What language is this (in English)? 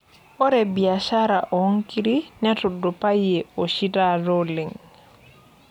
Masai